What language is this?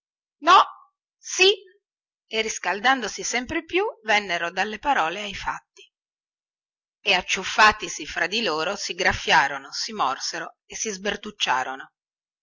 Italian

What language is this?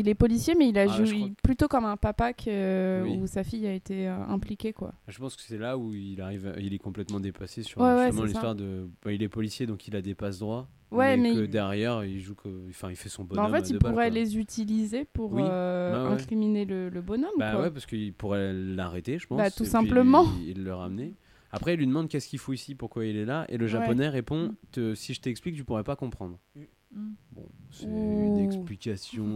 French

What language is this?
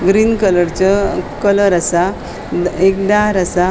Konkani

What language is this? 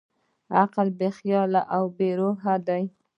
Pashto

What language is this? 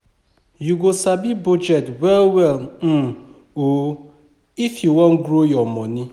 Nigerian Pidgin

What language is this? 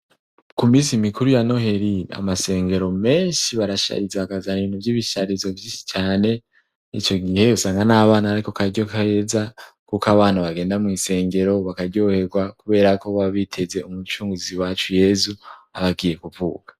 Rundi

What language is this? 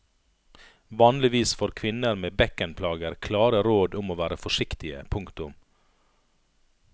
Norwegian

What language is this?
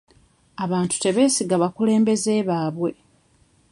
Ganda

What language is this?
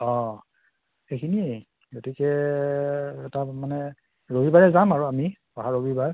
Assamese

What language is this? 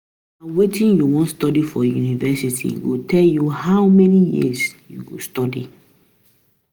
Nigerian Pidgin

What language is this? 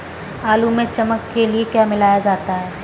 Hindi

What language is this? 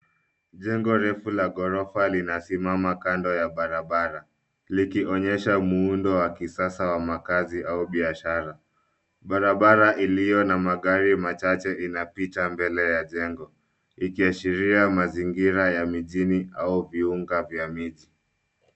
Swahili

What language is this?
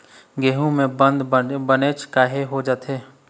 Chhattisgarhi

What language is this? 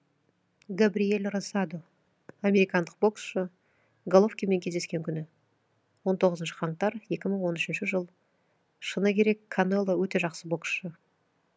Kazakh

